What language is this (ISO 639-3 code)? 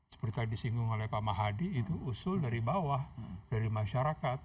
ind